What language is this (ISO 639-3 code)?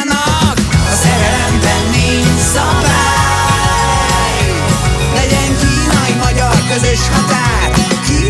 hun